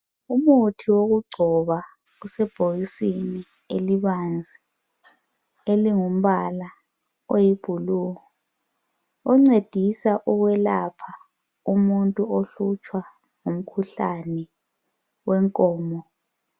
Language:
North Ndebele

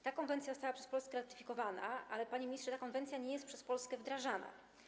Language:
Polish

